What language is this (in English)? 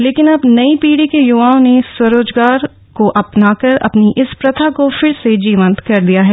Hindi